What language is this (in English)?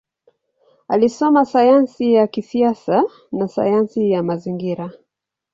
Swahili